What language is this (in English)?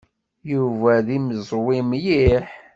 Kabyle